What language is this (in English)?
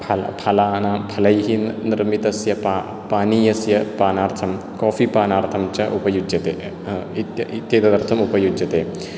Sanskrit